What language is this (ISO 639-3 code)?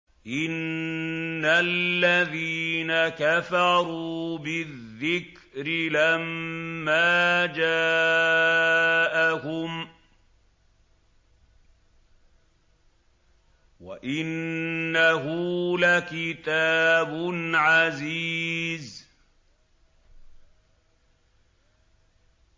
ara